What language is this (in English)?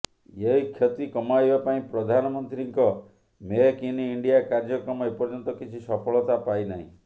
Odia